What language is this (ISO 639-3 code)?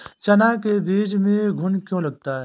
hin